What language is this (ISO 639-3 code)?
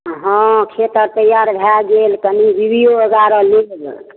mai